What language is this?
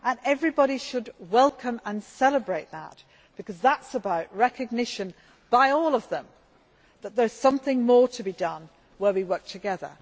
English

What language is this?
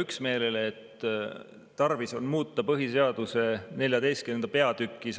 Estonian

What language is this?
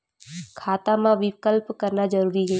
Chhattisgarhi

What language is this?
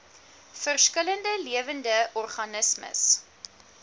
Afrikaans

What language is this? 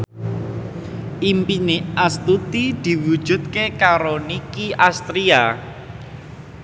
Javanese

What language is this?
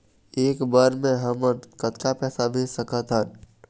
Chhattisgarhi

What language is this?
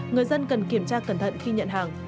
Vietnamese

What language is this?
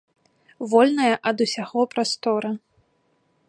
Belarusian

